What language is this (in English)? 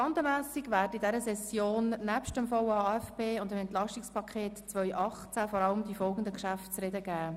Swiss German